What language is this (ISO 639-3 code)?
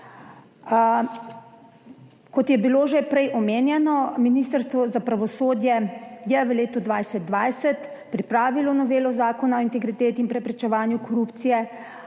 slv